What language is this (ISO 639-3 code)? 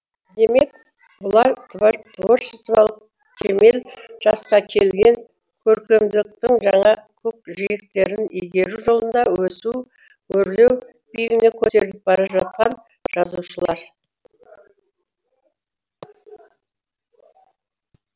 kaz